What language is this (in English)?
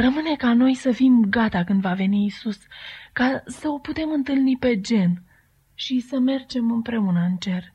Romanian